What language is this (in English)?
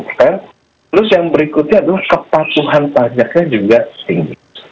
Indonesian